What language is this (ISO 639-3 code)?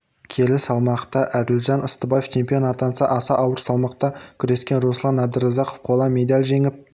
kaz